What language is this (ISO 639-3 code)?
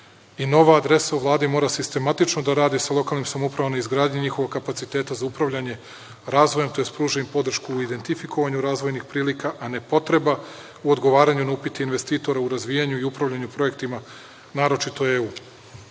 srp